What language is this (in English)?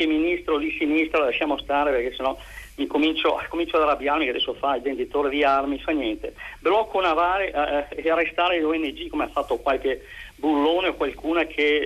Italian